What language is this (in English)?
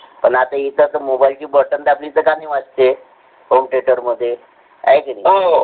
Marathi